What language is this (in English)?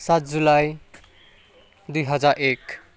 Nepali